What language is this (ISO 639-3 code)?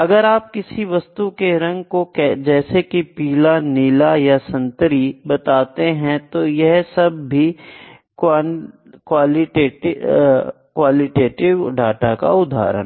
hin